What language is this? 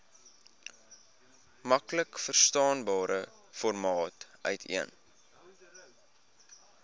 Afrikaans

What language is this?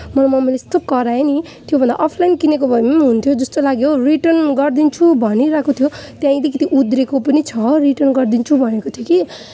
Nepali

